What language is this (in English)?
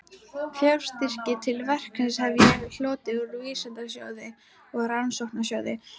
Icelandic